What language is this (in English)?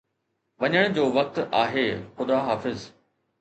Sindhi